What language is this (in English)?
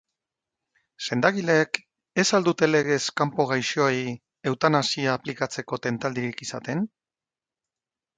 Basque